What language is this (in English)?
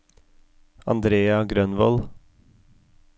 Norwegian